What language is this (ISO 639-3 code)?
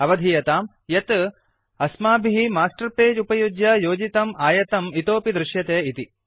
san